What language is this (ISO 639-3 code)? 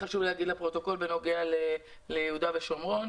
heb